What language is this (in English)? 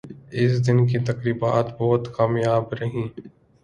Urdu